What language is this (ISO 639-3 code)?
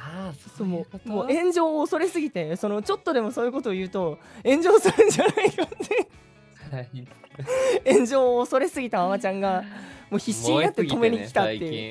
jpn